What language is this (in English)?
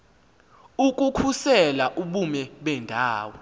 Xhosa